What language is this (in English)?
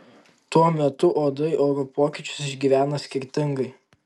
Lithuanian